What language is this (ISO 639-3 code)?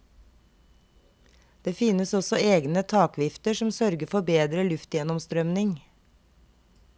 nor